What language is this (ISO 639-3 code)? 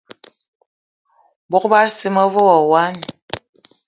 eto